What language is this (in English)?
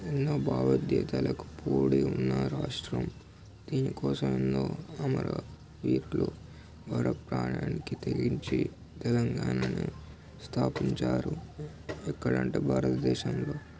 Telugu